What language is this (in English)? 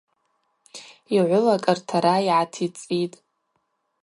Abaza